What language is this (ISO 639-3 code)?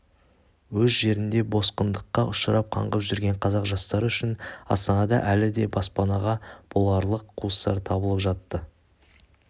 kaz